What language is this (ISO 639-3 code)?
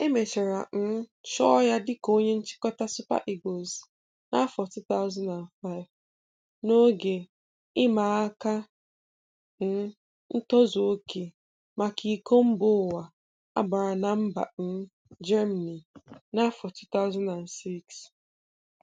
ibo